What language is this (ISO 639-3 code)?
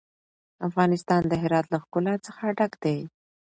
pus